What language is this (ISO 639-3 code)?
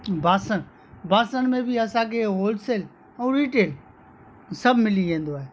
snd